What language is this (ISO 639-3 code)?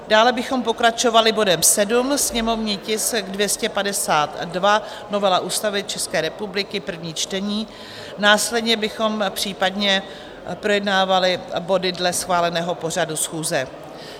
ces